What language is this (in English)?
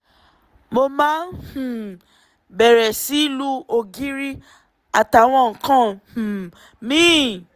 Yoruba